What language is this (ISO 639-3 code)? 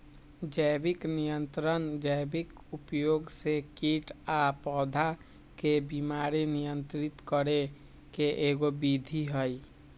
mag